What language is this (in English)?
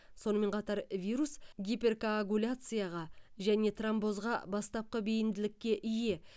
Kazakh